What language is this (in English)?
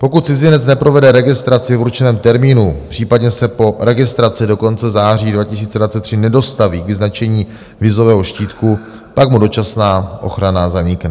Czech